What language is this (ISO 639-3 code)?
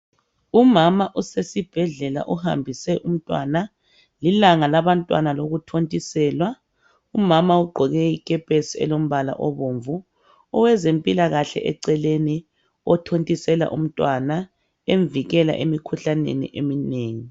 nde